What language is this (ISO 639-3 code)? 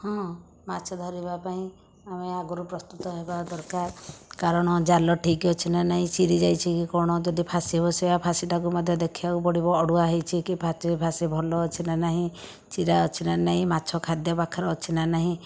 ori